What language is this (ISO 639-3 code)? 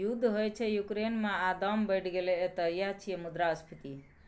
mai